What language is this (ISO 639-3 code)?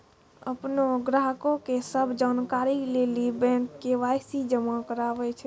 mai